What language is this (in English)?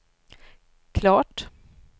Swedish